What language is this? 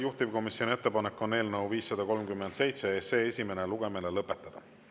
Estonian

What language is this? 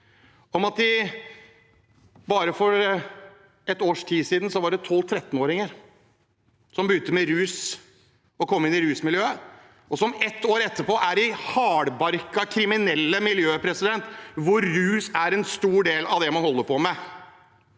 Norwegian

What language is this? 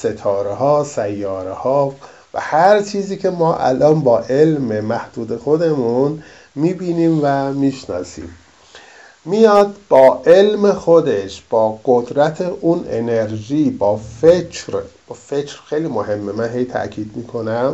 Persian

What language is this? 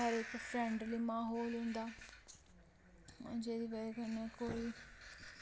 Dogri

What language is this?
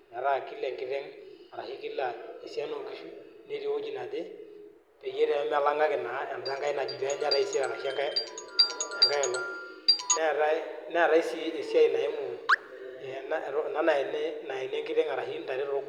Masai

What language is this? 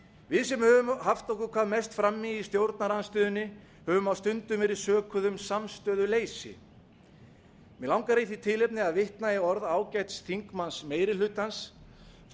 Icelandic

